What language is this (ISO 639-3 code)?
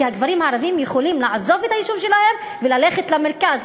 heb